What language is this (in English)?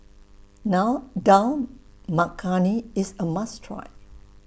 English